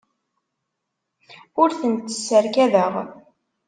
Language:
Kabyle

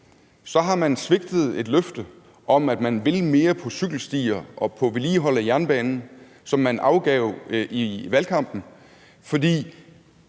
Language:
Danish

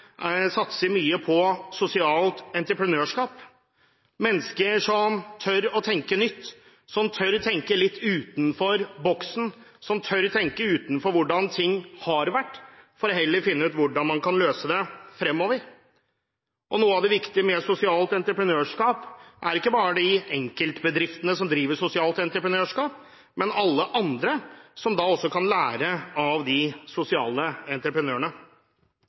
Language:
Norwegian Bokmål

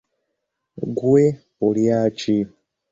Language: Ganda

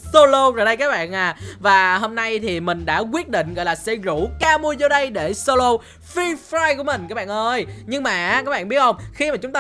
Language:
Vietnamese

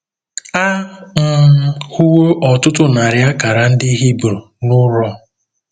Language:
Igbo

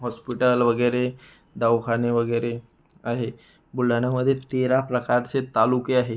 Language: Marathi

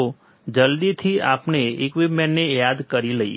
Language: Gujarati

